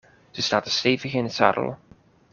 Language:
Dutch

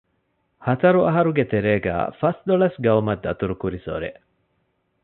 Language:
Divehi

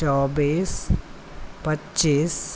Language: Maithili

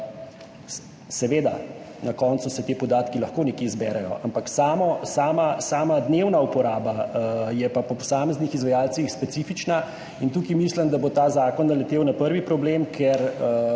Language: Slovenian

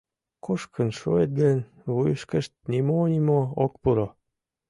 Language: Mari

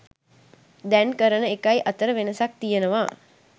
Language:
Sinhala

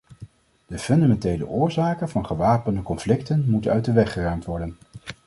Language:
Dutch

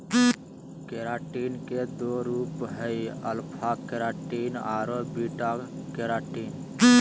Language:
Magahi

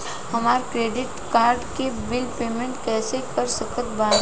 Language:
Bhojpuri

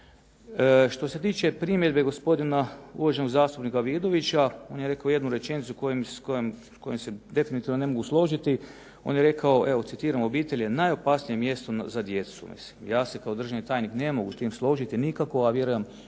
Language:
Croatian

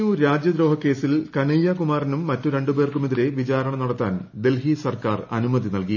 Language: Malayalam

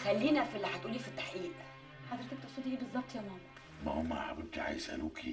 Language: Arabic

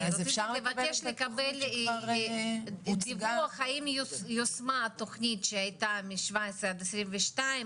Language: Hebrew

